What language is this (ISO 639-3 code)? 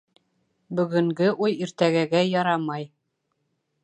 bak